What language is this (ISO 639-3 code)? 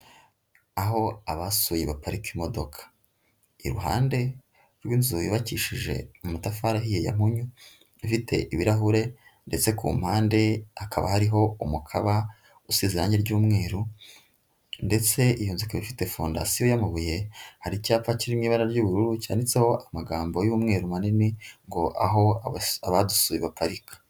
kin